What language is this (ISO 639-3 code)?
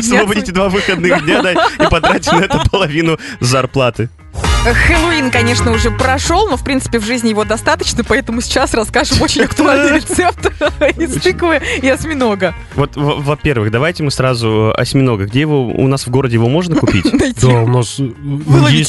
rus